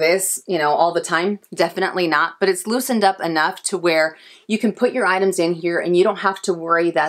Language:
English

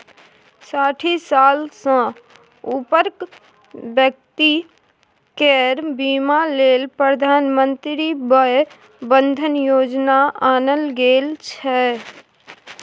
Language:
Maithili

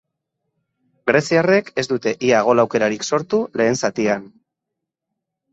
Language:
Basque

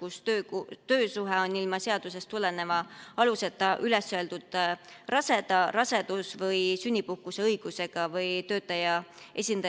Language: Estonian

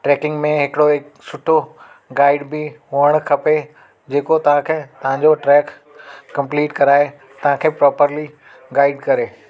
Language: Sindhi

